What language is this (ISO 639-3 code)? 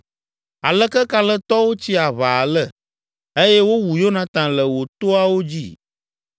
ewe